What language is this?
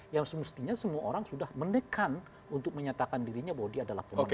Indonesian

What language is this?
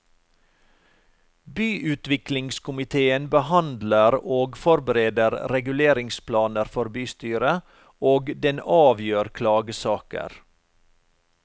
Norwegian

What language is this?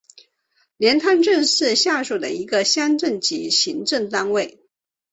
Chinese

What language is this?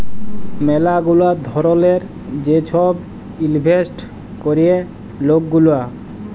Bangla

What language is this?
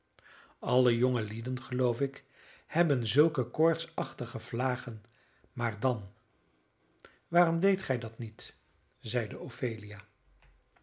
Dutch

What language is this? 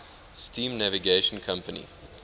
English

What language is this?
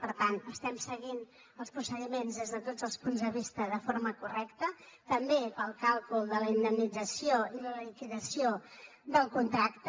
Catalan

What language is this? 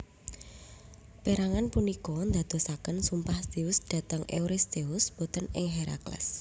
Javanese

